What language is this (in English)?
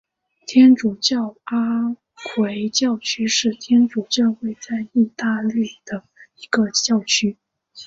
Chinese